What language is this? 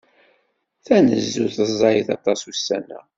Kabyle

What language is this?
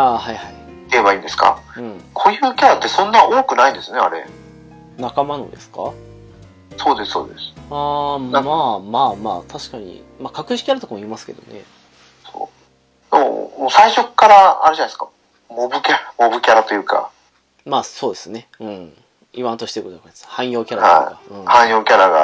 Japanese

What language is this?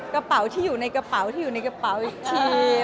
Thai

